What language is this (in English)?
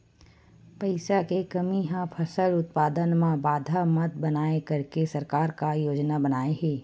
Chhattisgarhi